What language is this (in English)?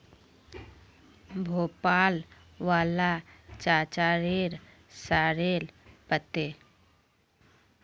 Magahi